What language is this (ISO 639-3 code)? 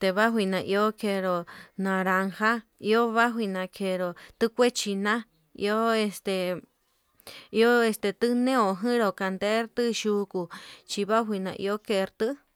mab